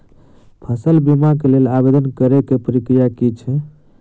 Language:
Maithili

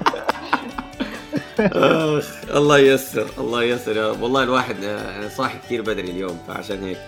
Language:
Arabic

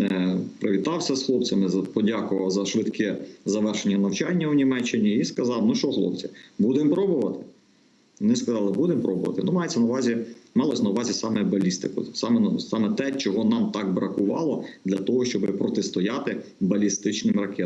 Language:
Ukrainian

